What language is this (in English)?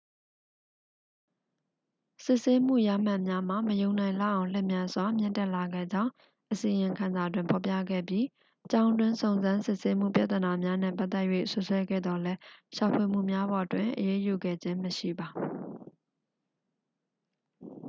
Burmese